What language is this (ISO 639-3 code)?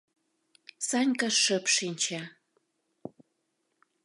chm